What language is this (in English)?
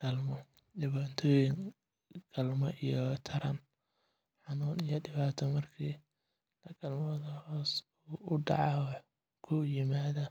Somali